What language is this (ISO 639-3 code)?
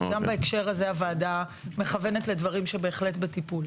heb